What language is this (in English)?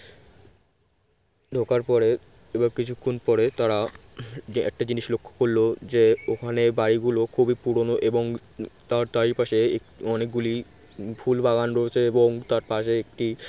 Bangla